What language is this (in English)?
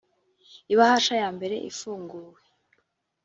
Kinyarwanda